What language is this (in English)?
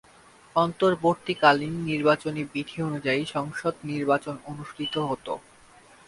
Bangla